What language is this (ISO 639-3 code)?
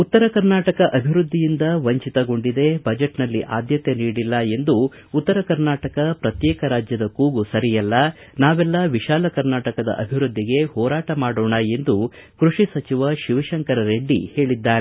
kan